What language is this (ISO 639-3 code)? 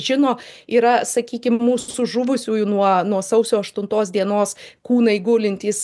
lit